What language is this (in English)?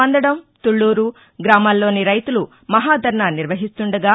Telugu